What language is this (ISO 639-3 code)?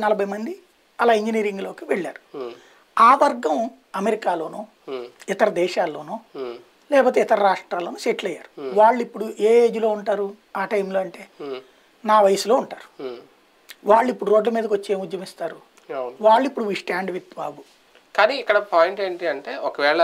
eng